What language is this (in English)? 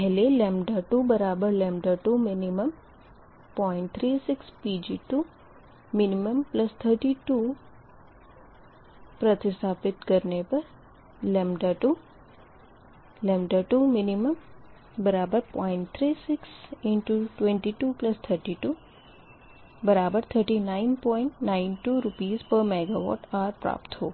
Hindi